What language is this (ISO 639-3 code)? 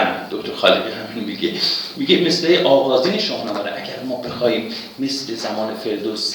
fas